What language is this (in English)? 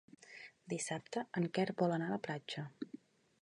Catalan